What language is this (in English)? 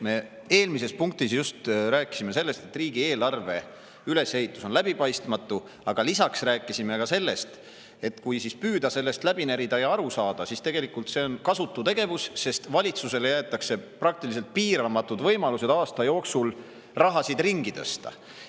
Estonian